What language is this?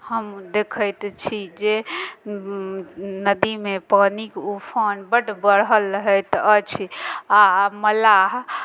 Maithili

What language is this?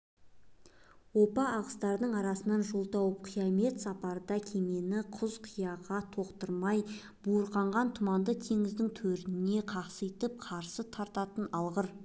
Kazakh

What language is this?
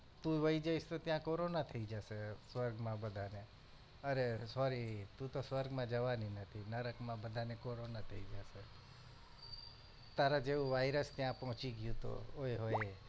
Gujarati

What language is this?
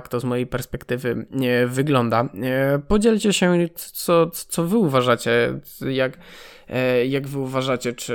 Polish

